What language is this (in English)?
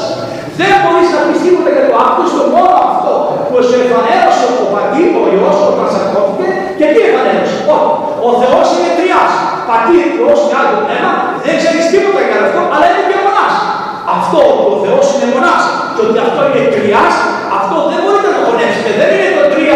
Greek